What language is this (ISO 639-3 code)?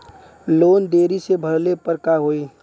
bho